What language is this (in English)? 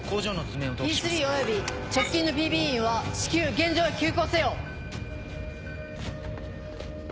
Japanese